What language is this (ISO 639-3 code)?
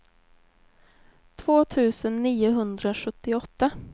swe